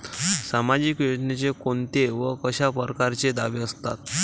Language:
Marathi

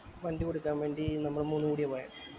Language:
Malayalam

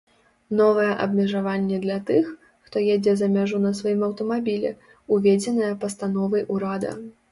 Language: Belarusian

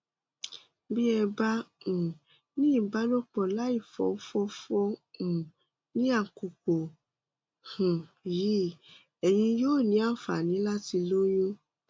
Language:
Yoruba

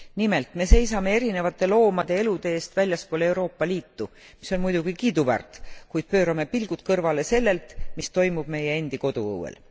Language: Estonian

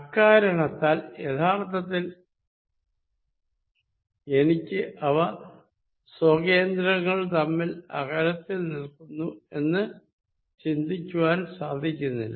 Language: Malayalam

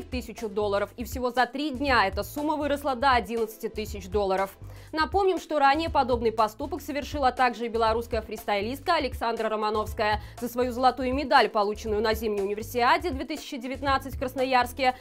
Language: Russian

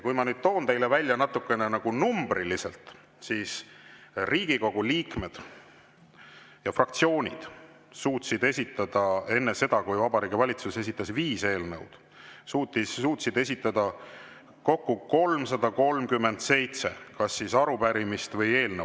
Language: Estonian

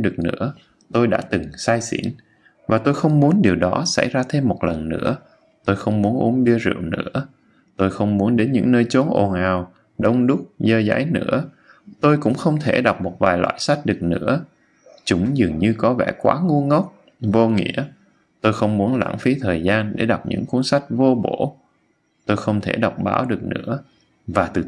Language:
Vietnamese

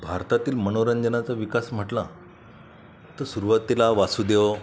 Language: Marathi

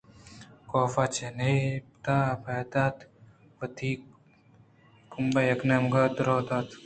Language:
Eastern Balochi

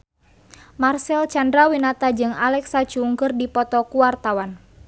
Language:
Sundanese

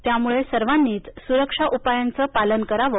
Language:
Marathi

